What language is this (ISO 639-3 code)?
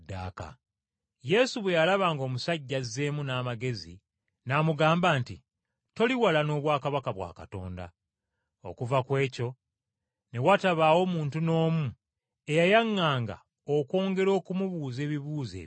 lug